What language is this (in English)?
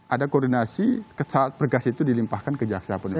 Indonesian